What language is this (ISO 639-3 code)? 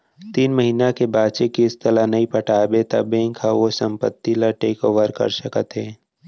hne